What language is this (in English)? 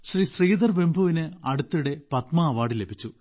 Malayalam